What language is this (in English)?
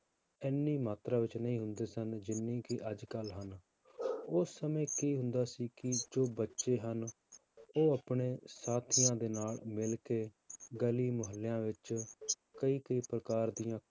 Punjabi